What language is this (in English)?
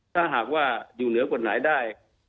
Thai